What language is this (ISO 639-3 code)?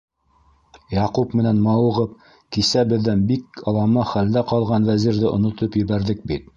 bak